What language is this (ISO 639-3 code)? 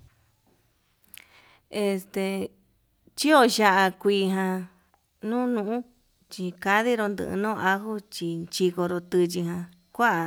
mab